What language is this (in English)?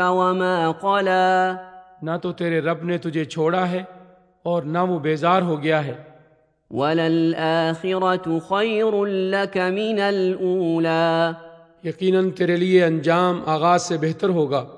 Urdu